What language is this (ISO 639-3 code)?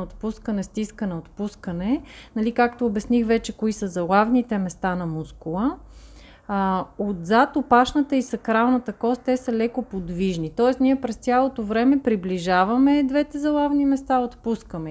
bul